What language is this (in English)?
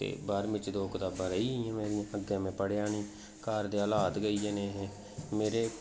Dogri